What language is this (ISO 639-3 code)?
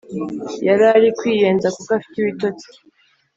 kin